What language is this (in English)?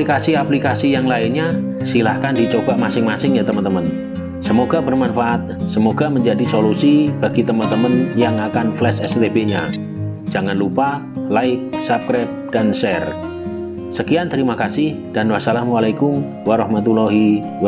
Indonesian